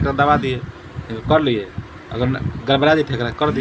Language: Bhojpuri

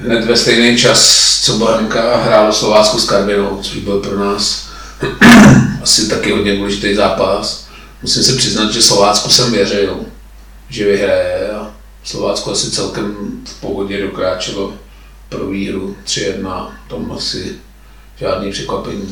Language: Czech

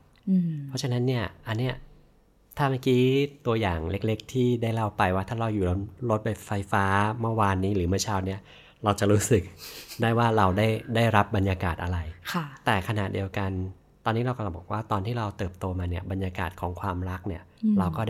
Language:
Thai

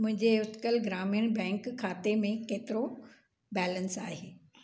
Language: Sindhi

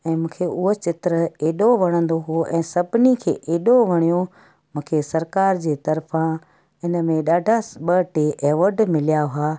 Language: Sindhi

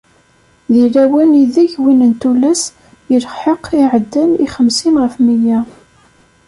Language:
Kabyle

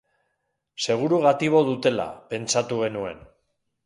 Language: Basque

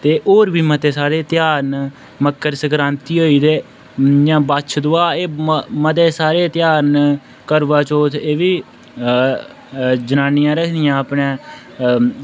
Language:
Dogri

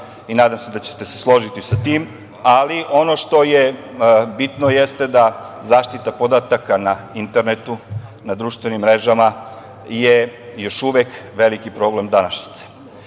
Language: Serbian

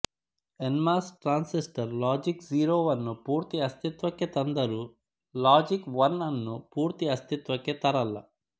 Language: Kannada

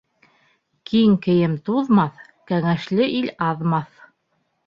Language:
Bashkir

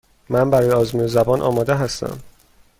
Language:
Persian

